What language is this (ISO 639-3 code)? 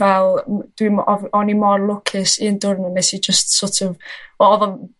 cym